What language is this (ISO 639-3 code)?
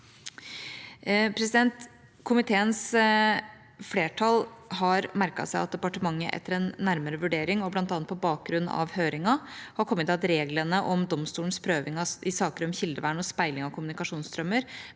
nor